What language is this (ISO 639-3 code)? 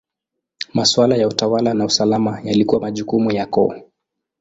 swa